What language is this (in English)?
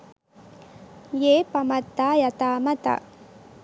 Sinhala